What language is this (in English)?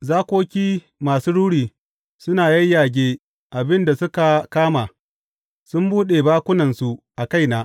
Hausa